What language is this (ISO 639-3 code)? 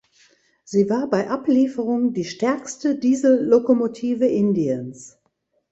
deu